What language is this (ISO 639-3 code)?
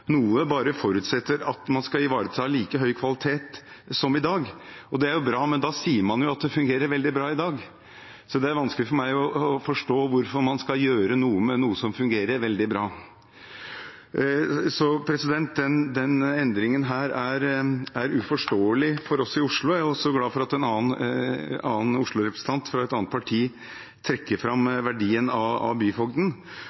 nob